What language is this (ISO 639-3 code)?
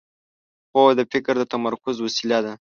pus